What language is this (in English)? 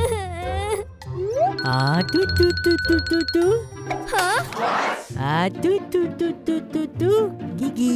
Indonesian